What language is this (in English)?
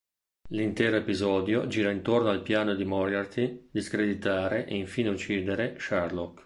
Italian